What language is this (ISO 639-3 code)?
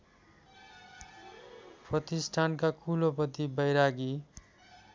nep